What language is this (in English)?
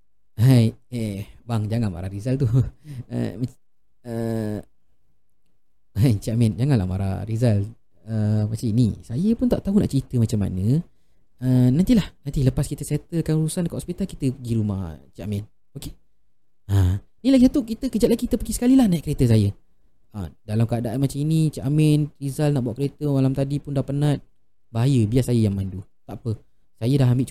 Malay